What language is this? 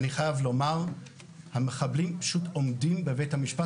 Hebrew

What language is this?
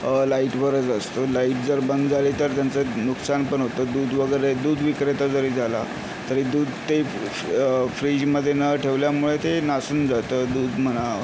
Marathi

